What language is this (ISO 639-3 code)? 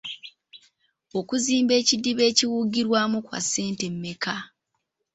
lug